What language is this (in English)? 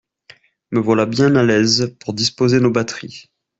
French